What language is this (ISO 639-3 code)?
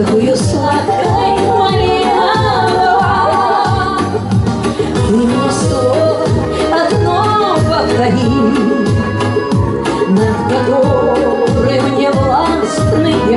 ukr